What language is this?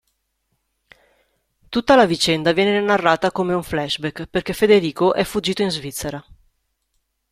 Italian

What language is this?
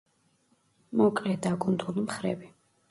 Georgian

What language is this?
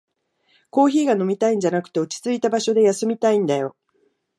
Japanese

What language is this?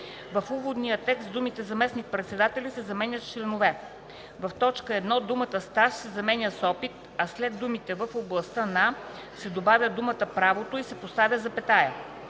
Bulgarian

